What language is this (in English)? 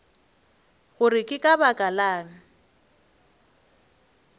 Northern Sotho